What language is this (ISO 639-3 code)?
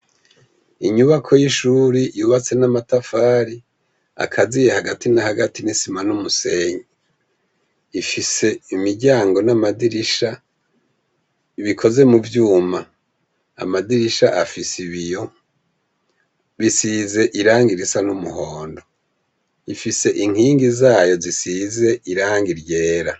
run